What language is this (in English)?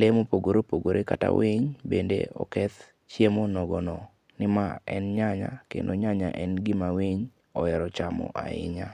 Luo (Kenya and Tanzania)